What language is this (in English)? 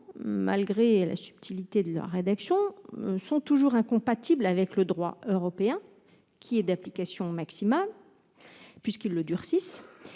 French